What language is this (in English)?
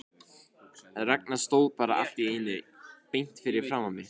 Icelandic